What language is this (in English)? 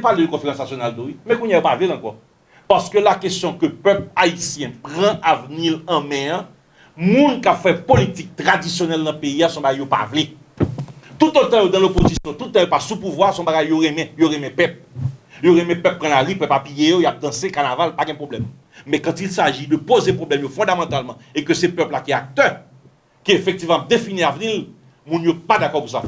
French